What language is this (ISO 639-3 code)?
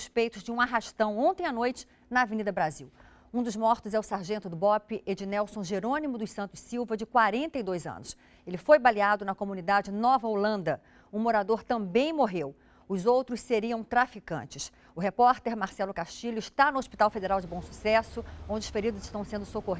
por